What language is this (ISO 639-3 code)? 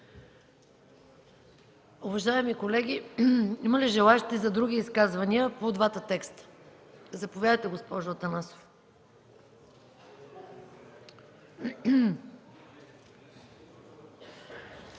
bul